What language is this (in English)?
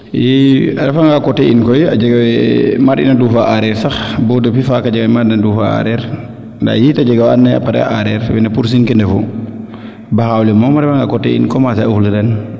Serer